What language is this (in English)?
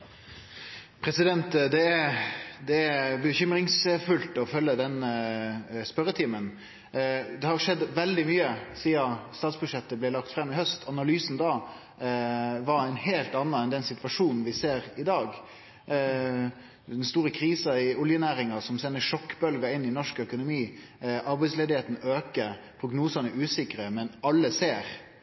Norwegian Nynorsk